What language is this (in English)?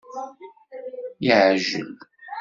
Kabyle